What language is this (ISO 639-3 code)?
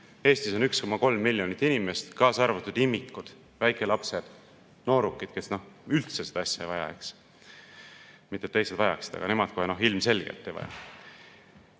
est